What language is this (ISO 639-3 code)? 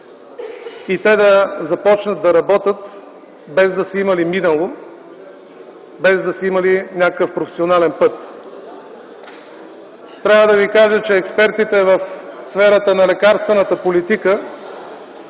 bul